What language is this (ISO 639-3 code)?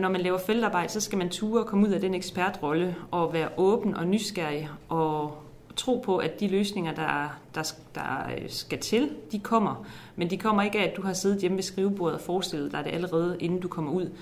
dan